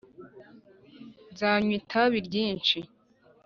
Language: Kinyarwanda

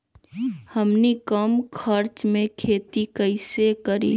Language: Magahi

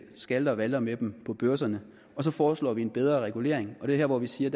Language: Danish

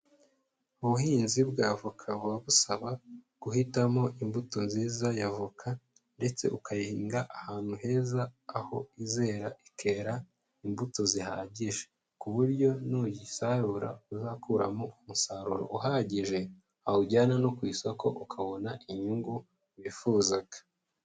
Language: Kinyarwanda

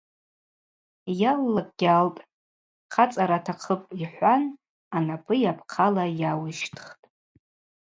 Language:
Abaza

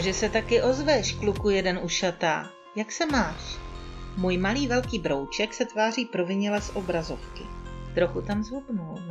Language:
Czech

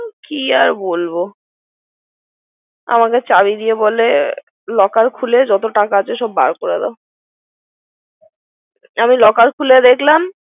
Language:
Bangla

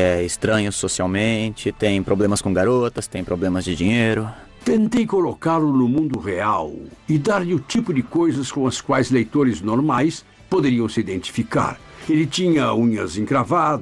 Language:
Portuguese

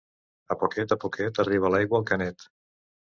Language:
Catalan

